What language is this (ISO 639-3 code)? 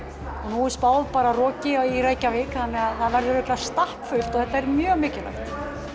isl